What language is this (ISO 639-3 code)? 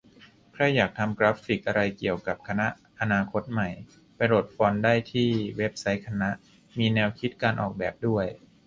tha